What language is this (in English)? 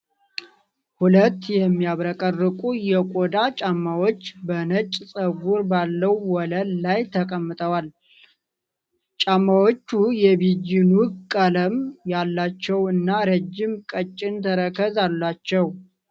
Amharic